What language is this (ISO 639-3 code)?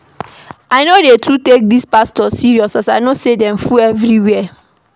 pcm